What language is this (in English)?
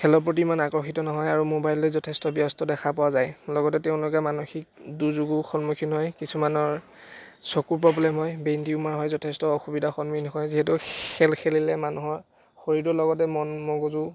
Assamese